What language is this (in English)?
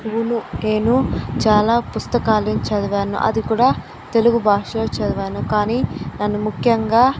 Telugu